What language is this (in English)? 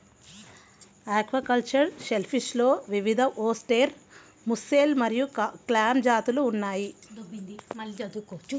Telugu